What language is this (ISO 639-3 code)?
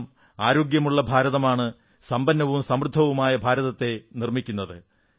mal